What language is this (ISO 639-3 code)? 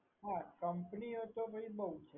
guj